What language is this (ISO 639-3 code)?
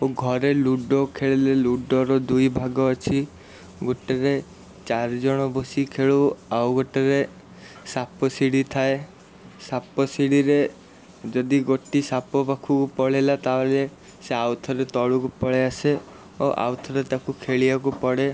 ori